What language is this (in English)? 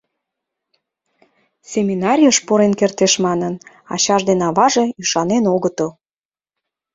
Mari